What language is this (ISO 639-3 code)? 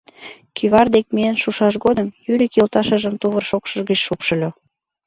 chm